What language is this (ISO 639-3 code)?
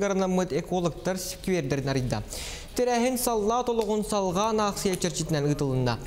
rus